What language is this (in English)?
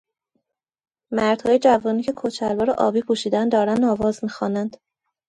Persian